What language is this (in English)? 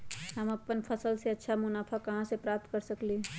Magahi